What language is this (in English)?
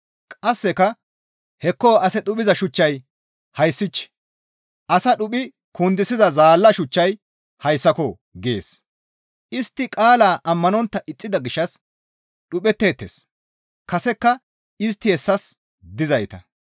Gamo